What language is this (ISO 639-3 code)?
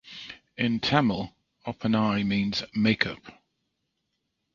eng